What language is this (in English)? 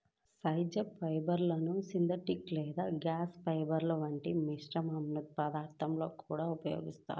Telugu